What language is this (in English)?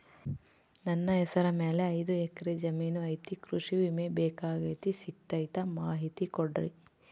Kannada